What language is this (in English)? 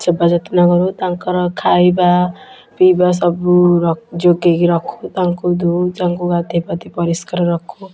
Odia